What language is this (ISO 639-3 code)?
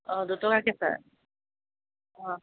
asm